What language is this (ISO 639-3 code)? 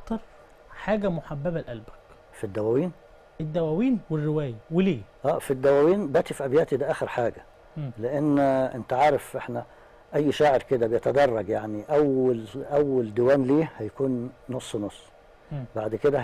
ara